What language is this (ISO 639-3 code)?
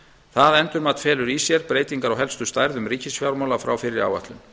isl